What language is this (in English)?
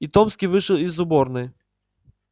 Russian